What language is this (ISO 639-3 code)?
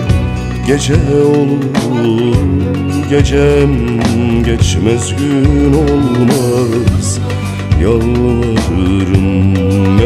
tur